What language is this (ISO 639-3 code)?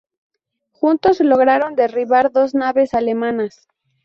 spa